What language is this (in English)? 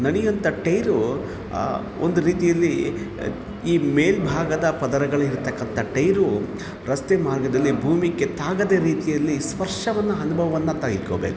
Kannada